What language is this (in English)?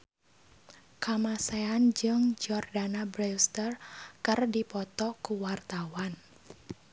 Sundanese